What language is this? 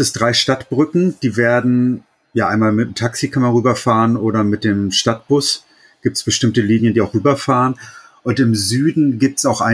German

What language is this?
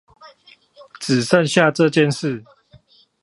Chinese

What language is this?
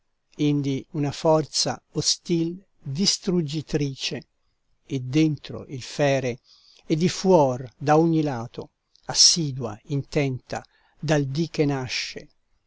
Italian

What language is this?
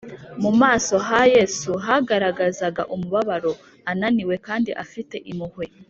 Kinyarwanda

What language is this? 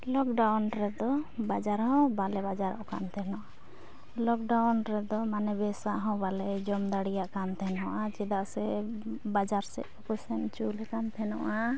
Santali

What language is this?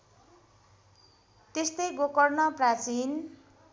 Nepali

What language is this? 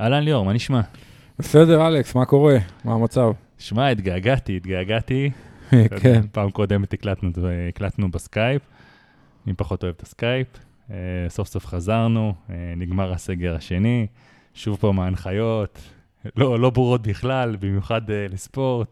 Hebrew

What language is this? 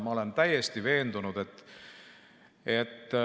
Estonian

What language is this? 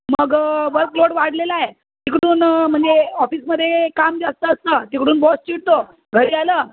Marathi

